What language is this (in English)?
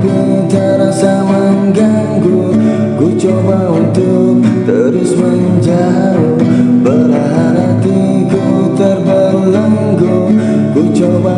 Indonesian